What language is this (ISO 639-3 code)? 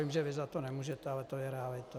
ces